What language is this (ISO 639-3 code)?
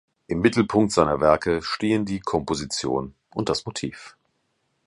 deu